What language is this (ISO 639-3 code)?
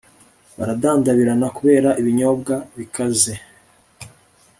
kin